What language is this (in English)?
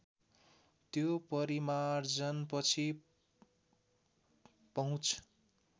Nepali